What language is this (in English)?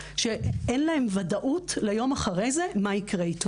Hebrew